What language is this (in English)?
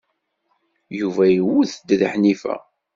Kabyle